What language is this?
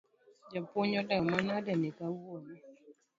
Luo (Kenya and Tanzania)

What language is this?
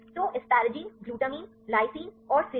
Hindi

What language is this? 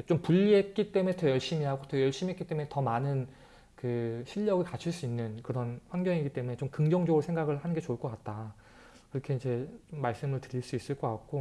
Korean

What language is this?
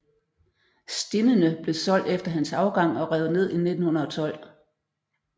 Danish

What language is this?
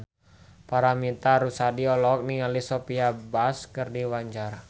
Sundanese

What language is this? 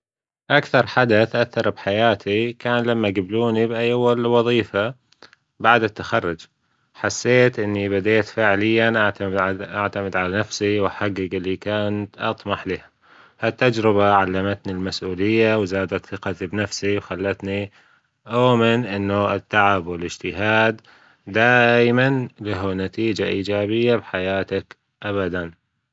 Gulf Arabic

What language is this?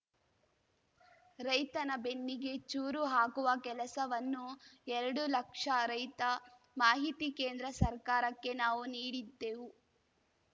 Kannada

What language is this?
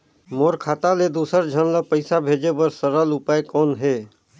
Chhattisgarhi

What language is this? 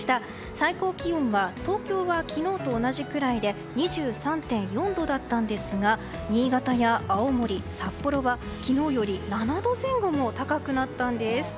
Japanese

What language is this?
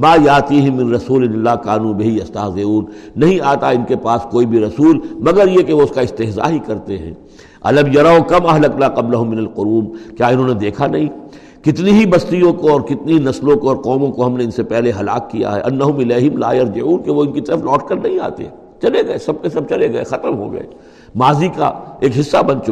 Urdu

